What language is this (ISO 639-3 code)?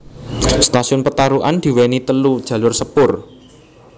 jav